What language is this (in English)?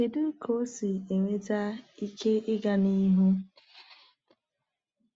Igbo